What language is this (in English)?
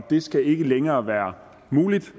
Danish